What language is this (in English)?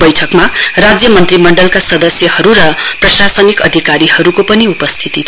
Nepali